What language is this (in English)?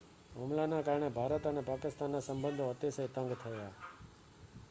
Gujarati